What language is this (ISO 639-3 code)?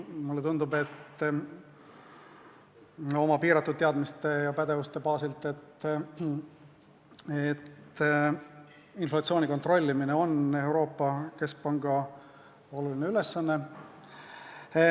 est